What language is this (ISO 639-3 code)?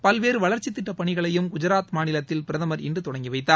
tam